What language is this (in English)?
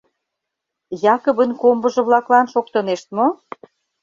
Mari